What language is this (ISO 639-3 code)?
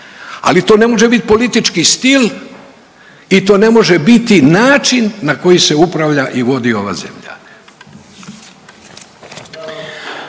hrv